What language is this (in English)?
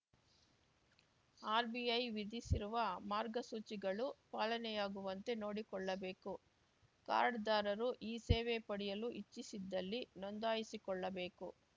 Kannada